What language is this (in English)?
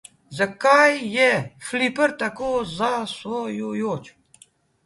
Slovenian